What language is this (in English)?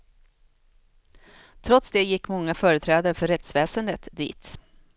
Swedish